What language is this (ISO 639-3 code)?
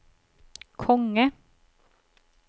nor